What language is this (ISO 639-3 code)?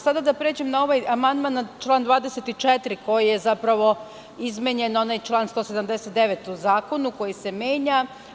srp